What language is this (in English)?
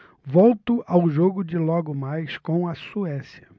Portuguese